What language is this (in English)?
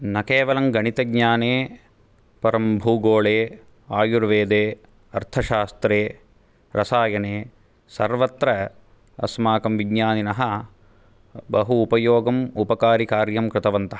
Sanskrit